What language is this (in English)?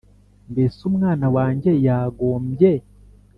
Kinyarwanda